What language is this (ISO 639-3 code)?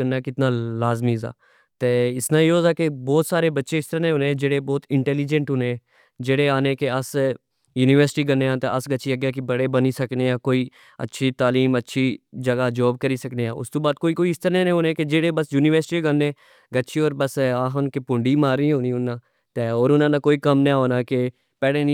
phr